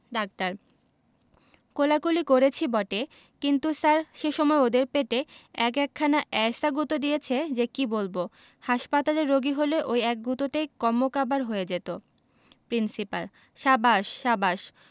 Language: Bangla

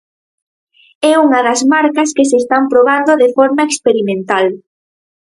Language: Galician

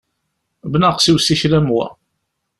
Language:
Kabyle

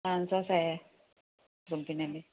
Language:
Kannada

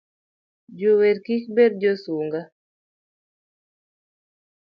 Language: Luo (Kenya and Tanzania)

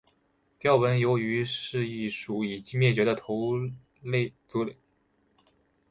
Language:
Chinese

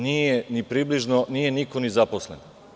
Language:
Serbian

